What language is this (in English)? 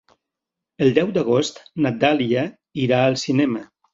Catalan